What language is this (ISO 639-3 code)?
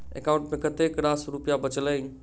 mai